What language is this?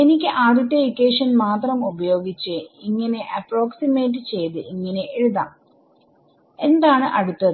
Malayalam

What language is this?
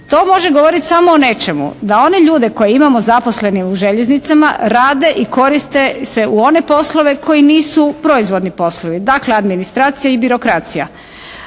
Croatian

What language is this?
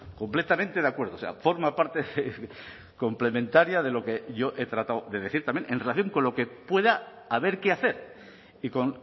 Spanish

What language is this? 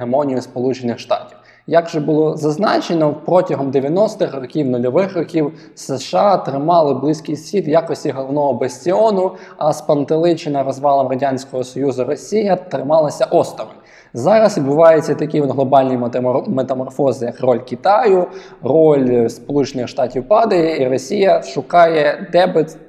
Ukrainian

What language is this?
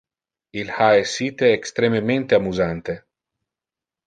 Interlingua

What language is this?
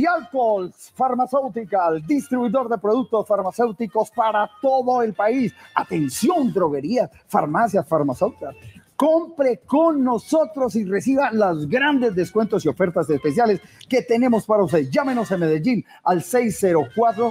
Spanish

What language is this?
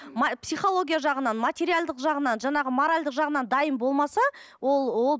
Kazakh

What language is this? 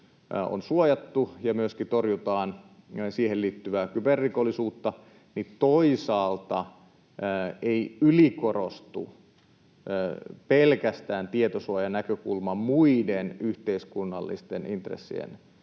Finnish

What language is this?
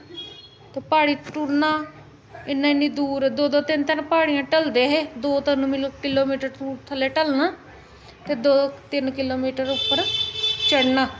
Dogri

